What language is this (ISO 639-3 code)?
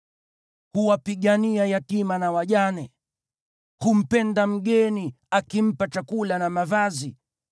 swa